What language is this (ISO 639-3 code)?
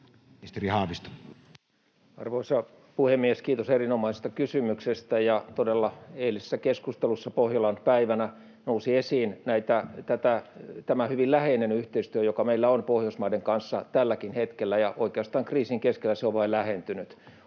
fin